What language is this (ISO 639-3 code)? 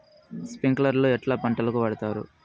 tel